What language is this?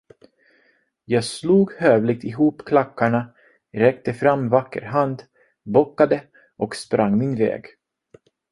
Swedish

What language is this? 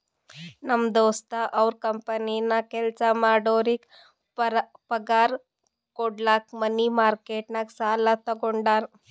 Kannada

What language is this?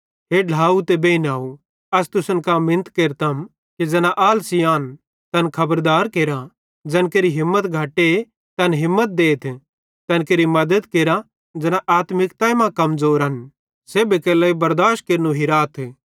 Bhadrawahi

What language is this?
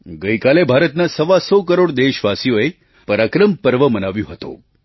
Gujarati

